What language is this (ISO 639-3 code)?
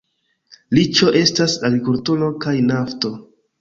epo